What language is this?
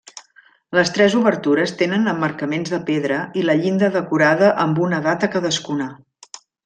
Catalan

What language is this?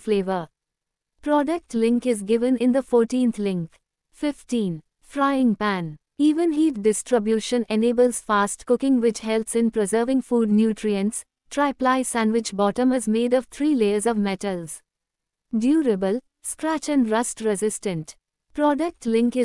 English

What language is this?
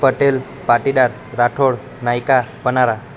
Gujarati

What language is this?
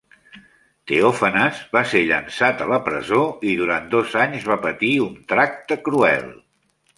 Catalan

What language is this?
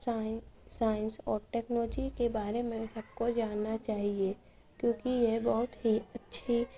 Urdu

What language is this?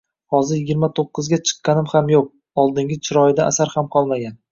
Uzbek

